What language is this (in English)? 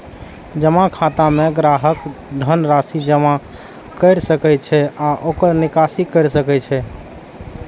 Maithili